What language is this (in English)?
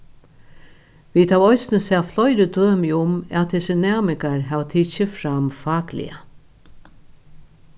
Faroese